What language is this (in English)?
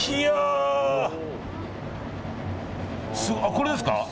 Japanese